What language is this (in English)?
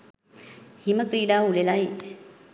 Sinhala